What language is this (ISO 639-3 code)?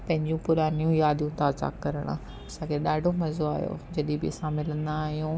snd